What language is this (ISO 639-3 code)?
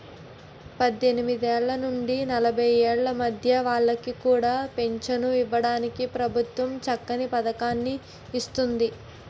tel